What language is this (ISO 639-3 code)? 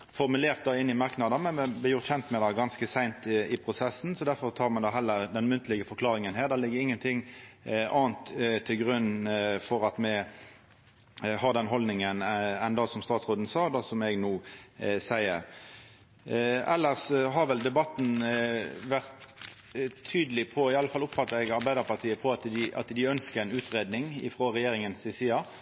nno